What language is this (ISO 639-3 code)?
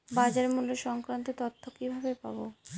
ben